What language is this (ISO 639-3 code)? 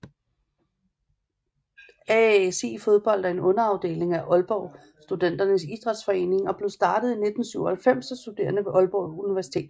dan